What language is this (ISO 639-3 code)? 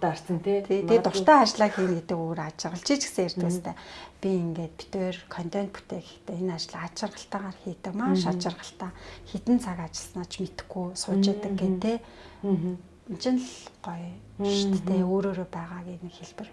deu